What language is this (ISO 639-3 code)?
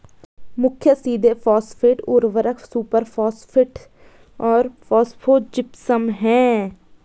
hin